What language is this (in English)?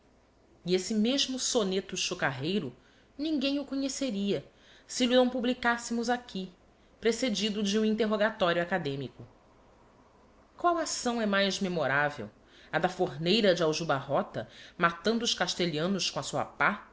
Portuguese